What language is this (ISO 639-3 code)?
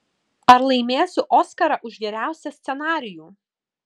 lit